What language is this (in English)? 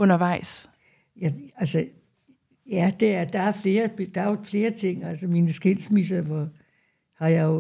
Danish